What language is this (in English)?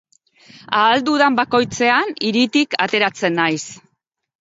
Basque